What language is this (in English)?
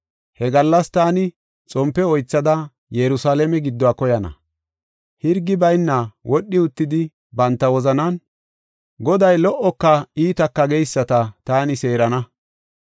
Gofa